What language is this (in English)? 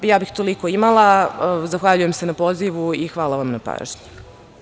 Serbian